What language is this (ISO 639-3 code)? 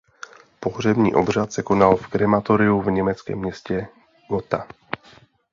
ces